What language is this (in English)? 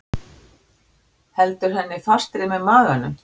Icelandic